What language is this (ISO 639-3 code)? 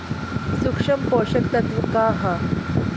bho